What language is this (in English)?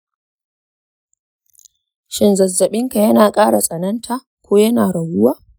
Hausa